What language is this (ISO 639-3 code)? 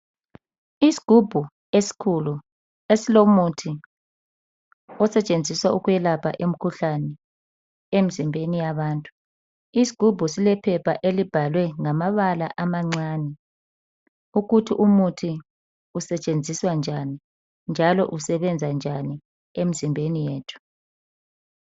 nde